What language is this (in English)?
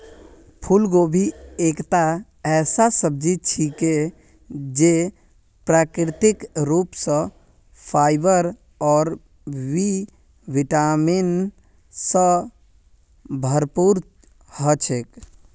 Magahi